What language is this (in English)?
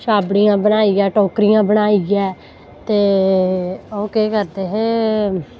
Dogri